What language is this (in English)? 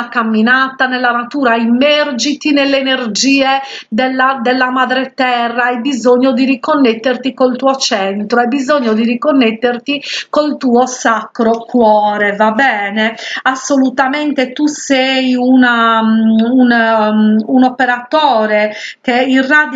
Italian